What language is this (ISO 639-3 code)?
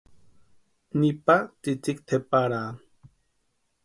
pua